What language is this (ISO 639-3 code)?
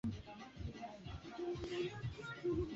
swa